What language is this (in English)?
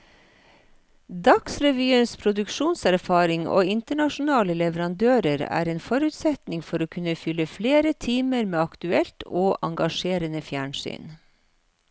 Norwegian